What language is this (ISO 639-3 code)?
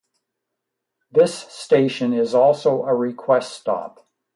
eng